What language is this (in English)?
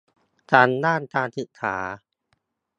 Thai